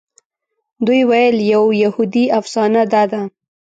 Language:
Pashto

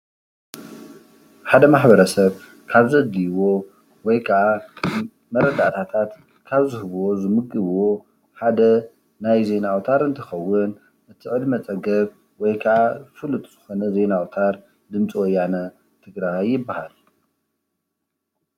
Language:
Tigrinya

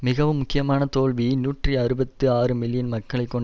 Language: Tamil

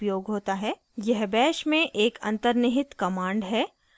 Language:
Hindi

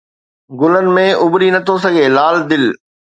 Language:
Sindhi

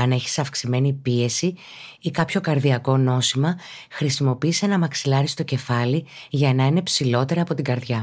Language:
Greek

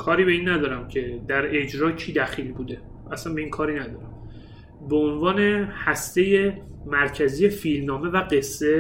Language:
Persian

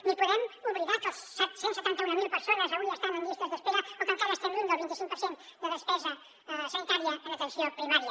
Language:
Catalan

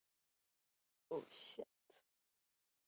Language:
Chinese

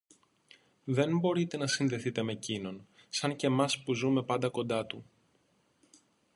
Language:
Greek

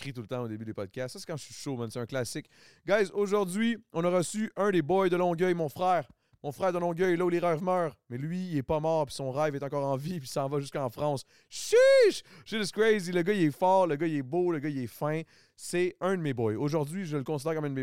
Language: French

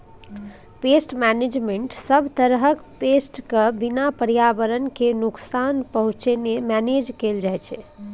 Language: Maithili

